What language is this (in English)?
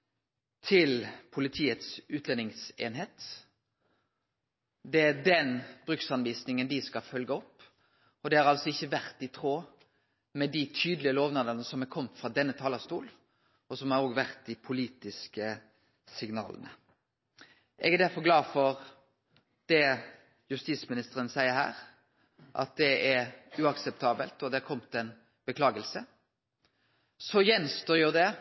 Norwegian Nynorsk